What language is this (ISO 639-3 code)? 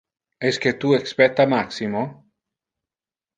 ina